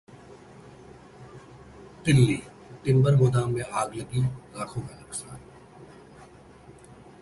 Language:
Hindi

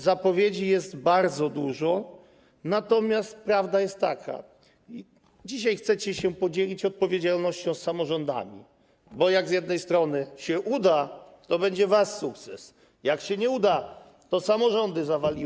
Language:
Polish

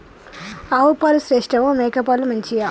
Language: Telugu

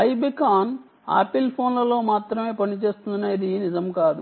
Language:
Telugu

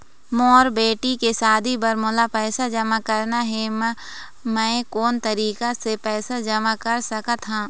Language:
Chhattisgarhi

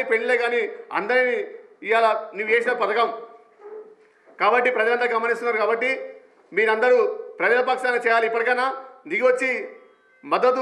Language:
Hindi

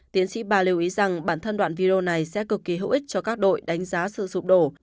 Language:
Vietnamese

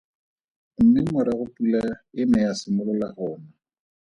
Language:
Tswana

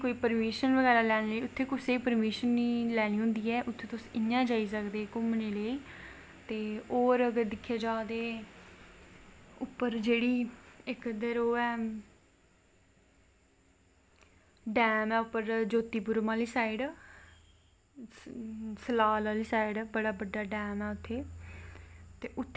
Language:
Dogri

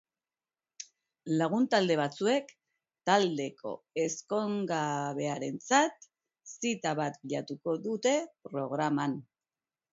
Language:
Basque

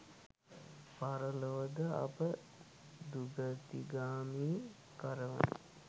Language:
Sinhala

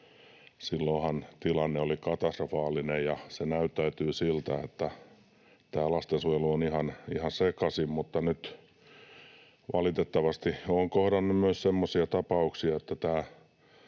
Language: Finnish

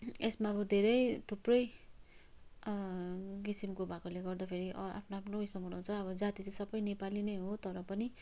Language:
Nepali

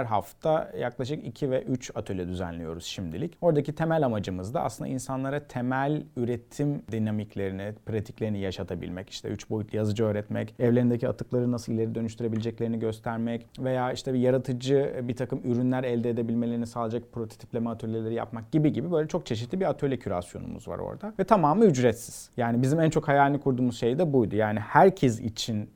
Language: Turkish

